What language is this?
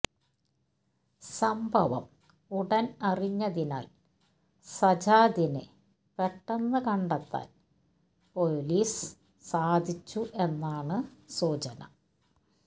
Malayalam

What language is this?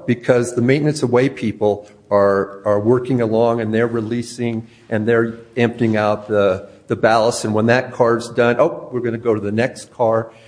English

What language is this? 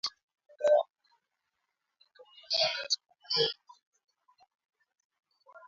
Swahili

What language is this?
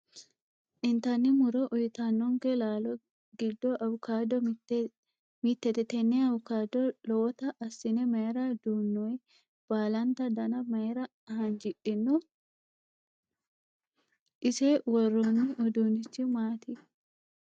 Sidamo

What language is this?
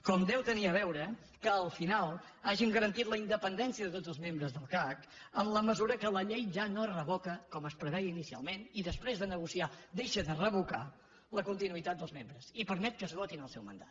Catalan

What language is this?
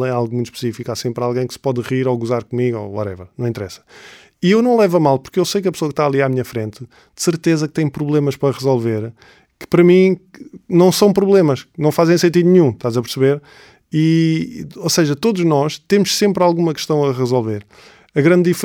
Portuguese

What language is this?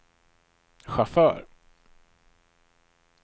Swedish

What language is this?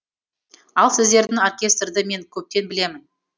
Kazakh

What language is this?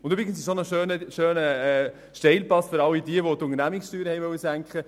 Swiss German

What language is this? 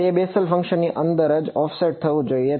Gujarati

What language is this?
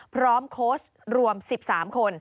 Thai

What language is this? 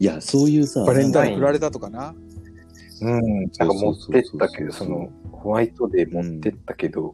Japanese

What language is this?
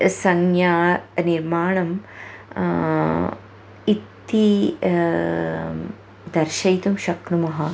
Sanskrit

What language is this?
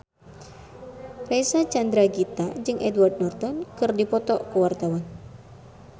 Sundanese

